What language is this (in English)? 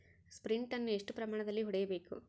Kannada